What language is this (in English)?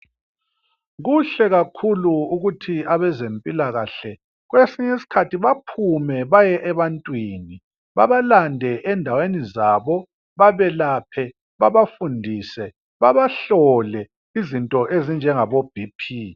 North Ndebele